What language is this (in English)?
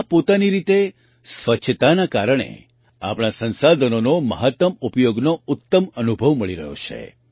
Gujarati